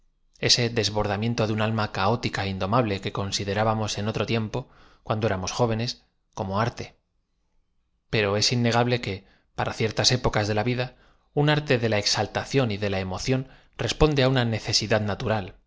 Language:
Spanish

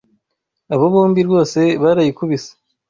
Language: Kinyarwanda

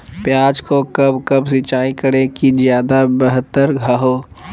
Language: Magahi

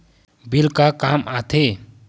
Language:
Chhattisgarhi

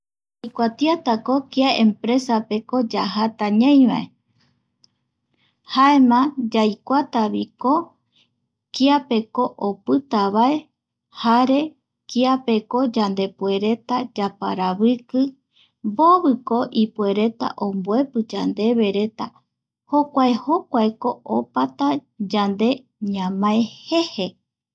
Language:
Eastern Bolivian Guaraní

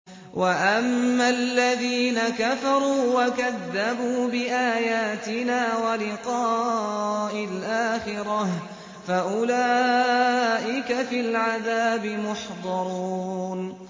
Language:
Arabic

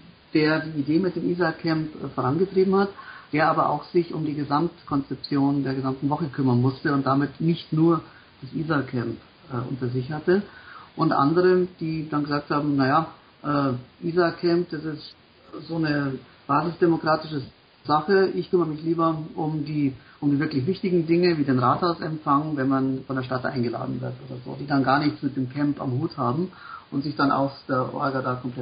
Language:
German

